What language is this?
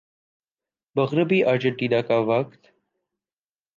Urdu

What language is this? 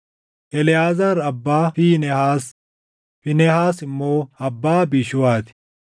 Oromo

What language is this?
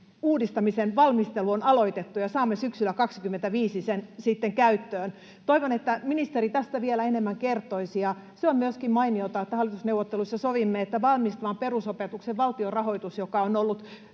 Finnish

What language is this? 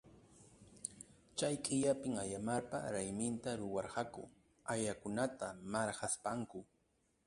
Ayacucho Quechua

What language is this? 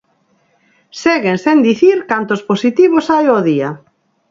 Galician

